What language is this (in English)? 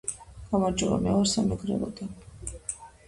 Georgian